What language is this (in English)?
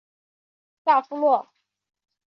Chinese